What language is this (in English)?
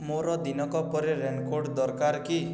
Odia